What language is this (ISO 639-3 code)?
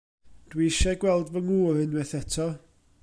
cym